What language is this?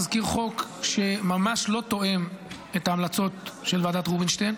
Hebrew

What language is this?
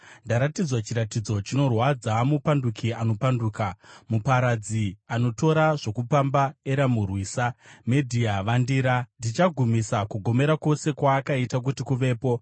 Shona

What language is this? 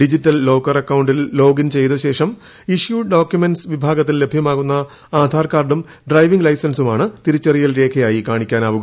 Malayalam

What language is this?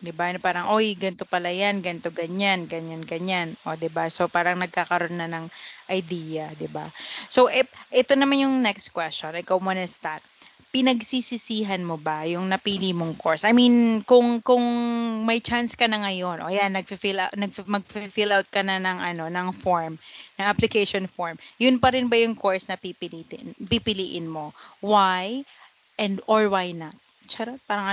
Filipino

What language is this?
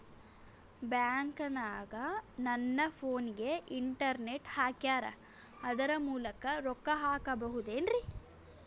Kannada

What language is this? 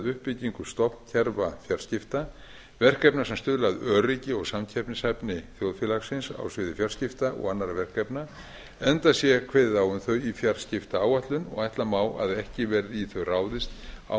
Icelandic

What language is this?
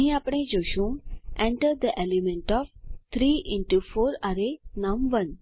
Gujarati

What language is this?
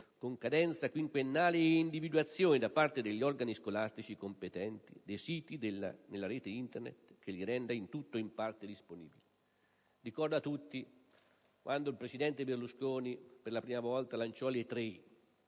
Italian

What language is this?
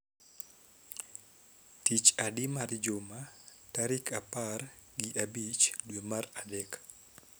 Luo (Kenya and Tanzania)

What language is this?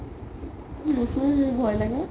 Assamese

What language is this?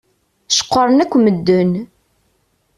Kabyle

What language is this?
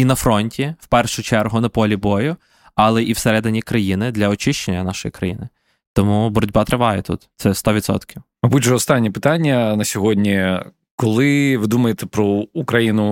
Ukrainian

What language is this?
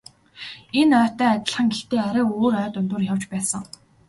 Mongolian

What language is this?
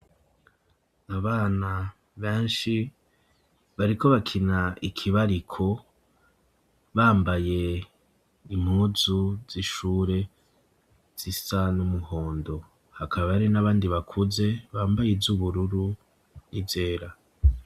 Rundi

